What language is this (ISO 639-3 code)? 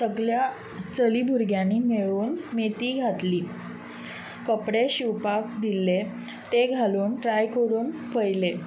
kok